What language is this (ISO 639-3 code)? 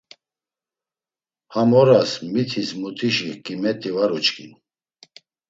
lzz